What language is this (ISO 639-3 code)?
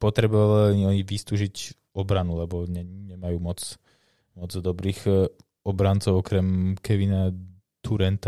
slk